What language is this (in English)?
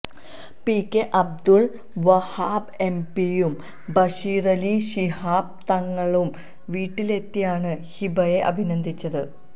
Malayalam